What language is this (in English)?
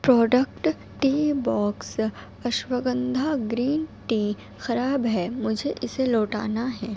Urdu